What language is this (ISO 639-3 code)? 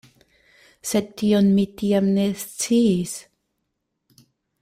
epo